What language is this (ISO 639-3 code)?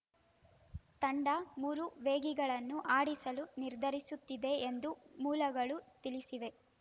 kan